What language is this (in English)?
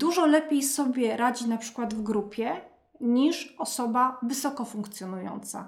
Polish